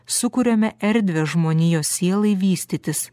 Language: Lithuanian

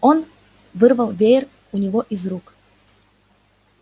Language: Russian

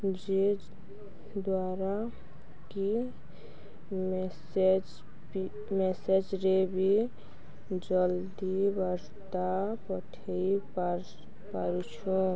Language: Odia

